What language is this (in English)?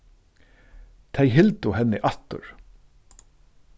Faroese